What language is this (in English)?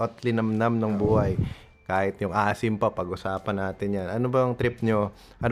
Filipino